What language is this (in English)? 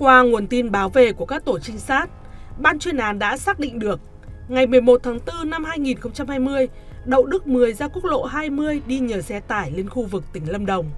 Vietnamese